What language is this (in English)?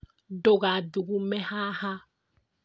Kikuyu